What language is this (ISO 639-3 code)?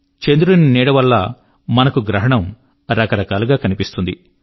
tel